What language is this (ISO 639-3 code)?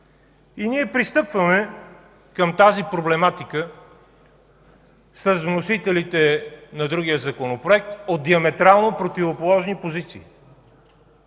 bul